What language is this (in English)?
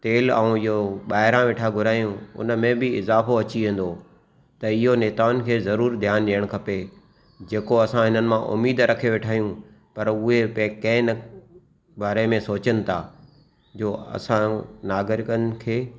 Sindhi